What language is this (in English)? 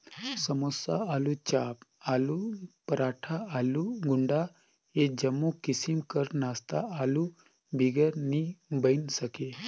Chhattisgarhi